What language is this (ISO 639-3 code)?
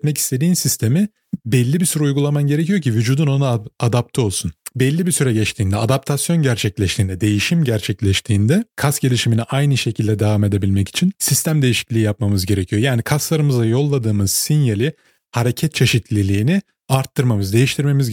tur